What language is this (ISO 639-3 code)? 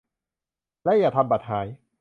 tha